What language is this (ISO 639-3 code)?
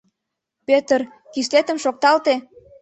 chm